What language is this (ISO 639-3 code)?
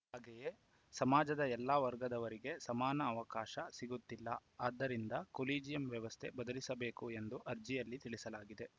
kan